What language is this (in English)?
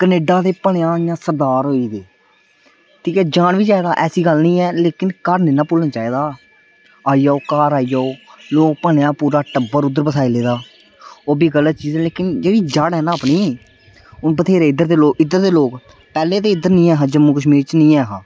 Dogri